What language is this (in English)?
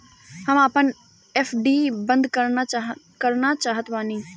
Bhojpuri